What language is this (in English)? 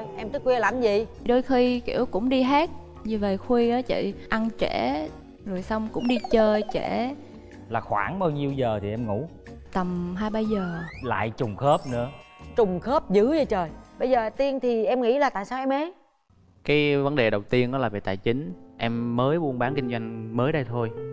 Vietnamese